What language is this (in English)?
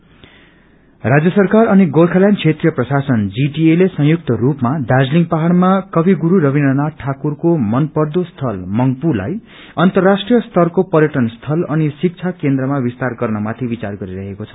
Nepali